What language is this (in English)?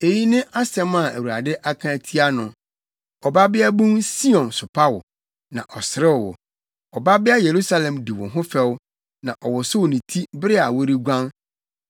Akan